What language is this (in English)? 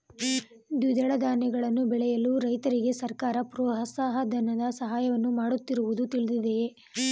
Kannada